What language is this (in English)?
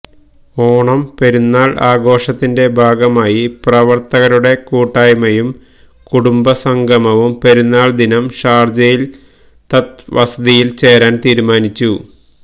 Malayalam